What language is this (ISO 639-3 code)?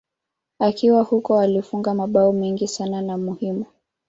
swa